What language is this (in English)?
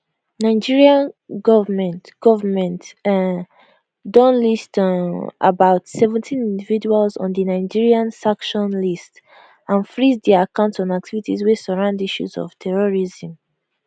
Nigerian Pidgin